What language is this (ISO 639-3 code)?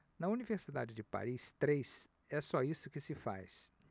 por